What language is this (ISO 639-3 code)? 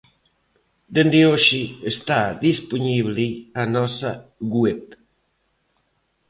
glg